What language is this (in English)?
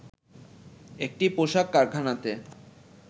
Bangla